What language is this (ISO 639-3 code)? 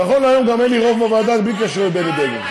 heb